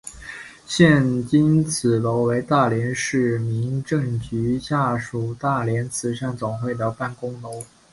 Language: Chinese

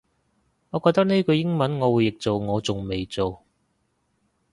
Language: Cantonese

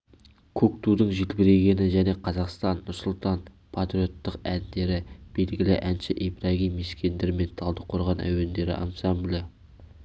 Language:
Kazakh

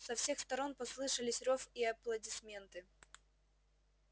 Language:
Russian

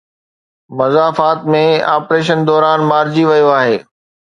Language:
Sindhi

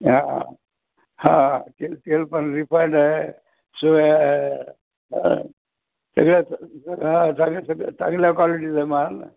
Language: Marathi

